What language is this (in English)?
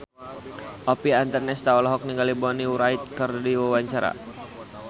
Sundanese